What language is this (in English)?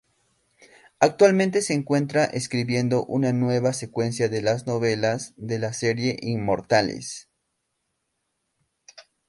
Spanish